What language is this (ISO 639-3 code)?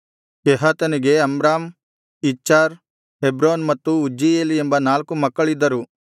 kan